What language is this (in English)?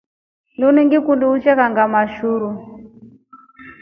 Rombo